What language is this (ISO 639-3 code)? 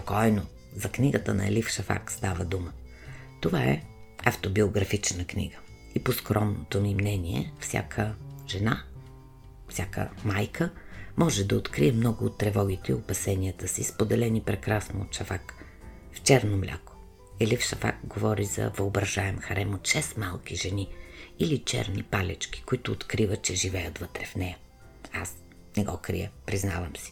bul